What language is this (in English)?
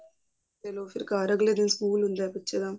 Punjabi